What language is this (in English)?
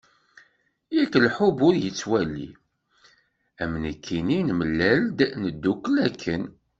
Kabyle